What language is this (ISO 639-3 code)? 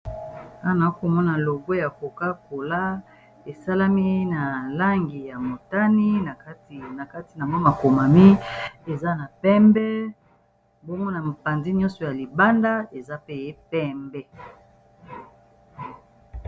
lin